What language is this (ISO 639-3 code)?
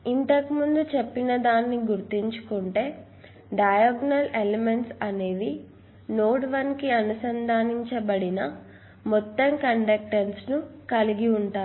tel